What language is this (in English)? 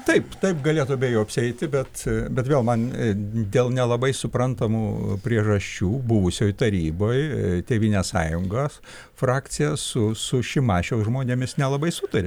Lithuanian